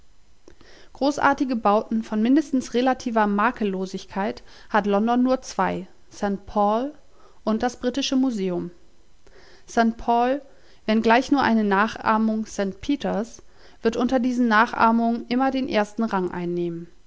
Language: German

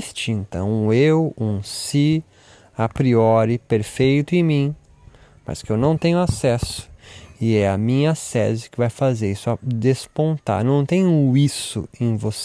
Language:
Portuguese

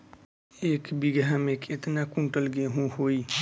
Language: Bhojpuri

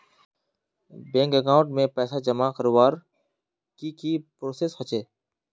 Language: Magahi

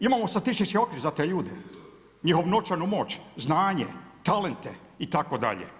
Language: Croatian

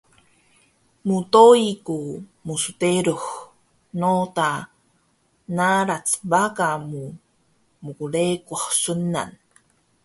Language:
Taroko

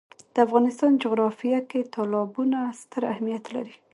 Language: Pashto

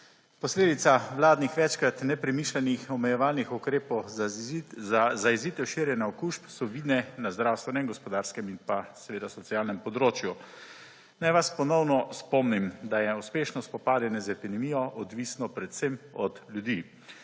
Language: Slovenian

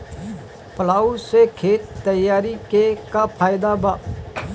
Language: Bhojpuri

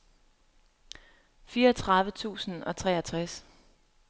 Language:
Danish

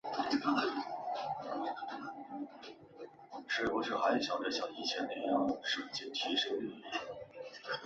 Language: Chinese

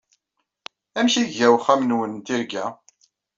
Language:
Kabyle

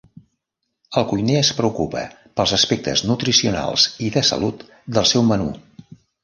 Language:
Catalan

